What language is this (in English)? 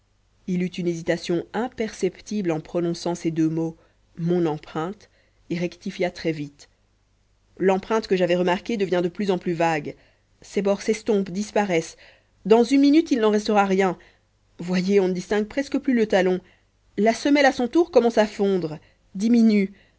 French